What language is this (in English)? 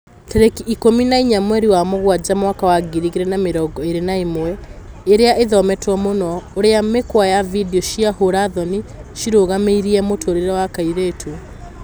Kikuyu